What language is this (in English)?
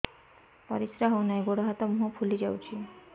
Odia